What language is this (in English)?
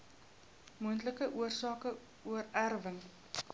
Afrikaans